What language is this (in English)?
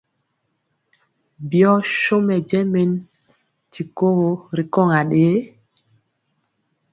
Mpiemo